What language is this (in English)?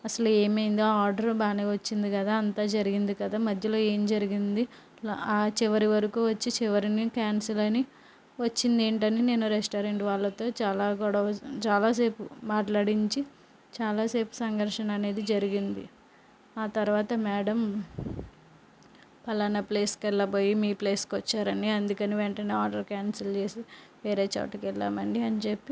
Telugu